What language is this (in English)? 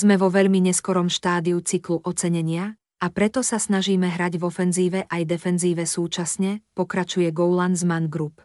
Slovak